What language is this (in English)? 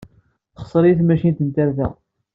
Kabyle